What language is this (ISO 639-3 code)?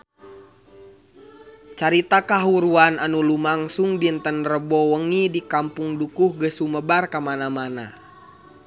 sun